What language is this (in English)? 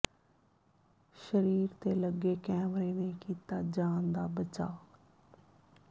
Punjabi